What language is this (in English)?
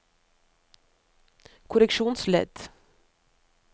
Norwegian